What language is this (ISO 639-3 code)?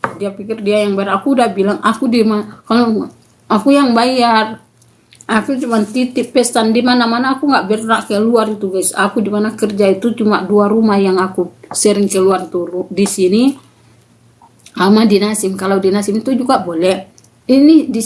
ind